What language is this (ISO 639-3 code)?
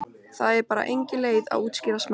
isl